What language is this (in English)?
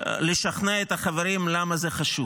Hebrew